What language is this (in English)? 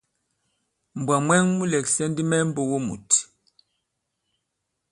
Bankon